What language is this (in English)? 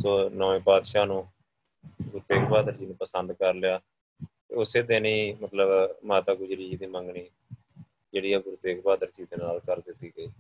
Punjabi